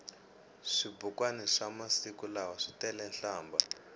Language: Tsonga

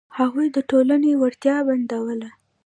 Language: Pashto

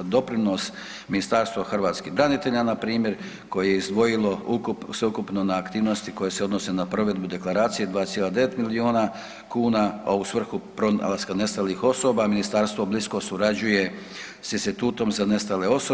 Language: Croatian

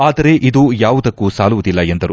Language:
Kannada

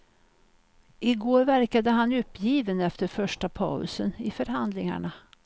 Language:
Swedish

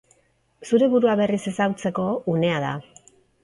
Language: Basque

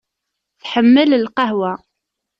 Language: Kabyle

